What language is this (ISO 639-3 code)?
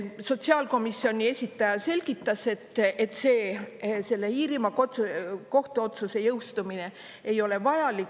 est